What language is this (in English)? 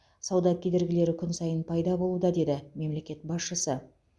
Kazakh